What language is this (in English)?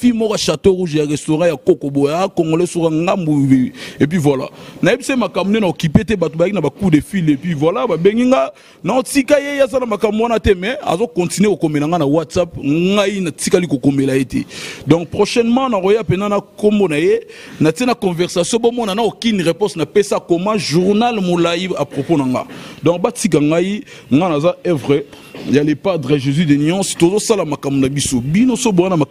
French